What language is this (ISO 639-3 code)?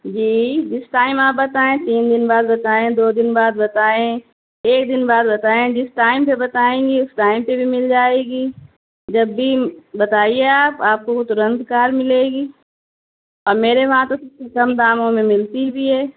urd